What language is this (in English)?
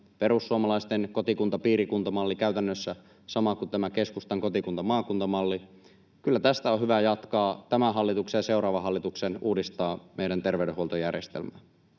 Finnish